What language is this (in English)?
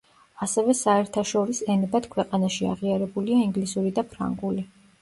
Georgian